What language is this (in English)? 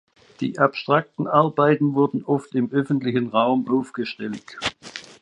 German